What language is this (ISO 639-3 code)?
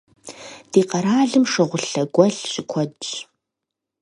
kbd